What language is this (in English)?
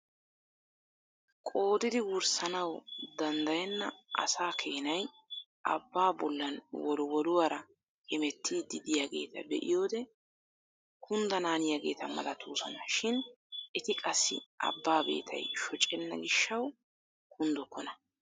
Wolaytta